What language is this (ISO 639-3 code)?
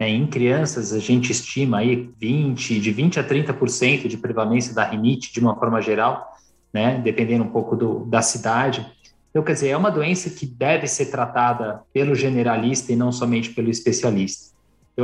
por